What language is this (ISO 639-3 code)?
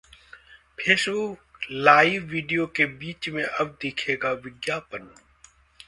hin